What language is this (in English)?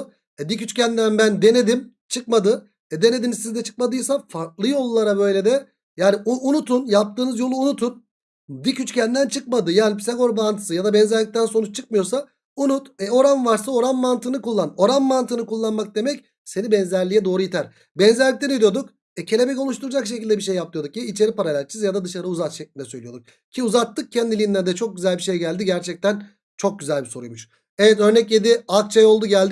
Turkish